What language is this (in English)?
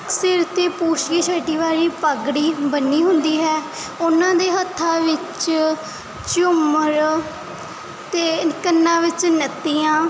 Punjabi